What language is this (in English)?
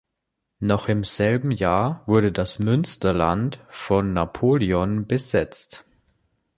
German